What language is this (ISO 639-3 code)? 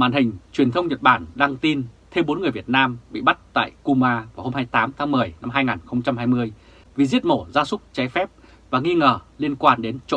vie